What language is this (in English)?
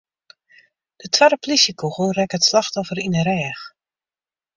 Western Frisian